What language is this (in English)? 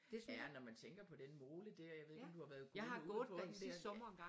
Danish